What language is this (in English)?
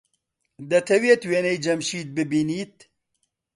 Central Kurdish